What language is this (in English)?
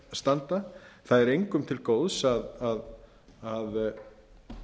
Icelandic